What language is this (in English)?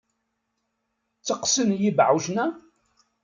Kabyle